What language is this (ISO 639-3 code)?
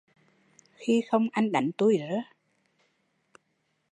vie